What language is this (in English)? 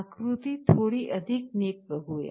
Marathi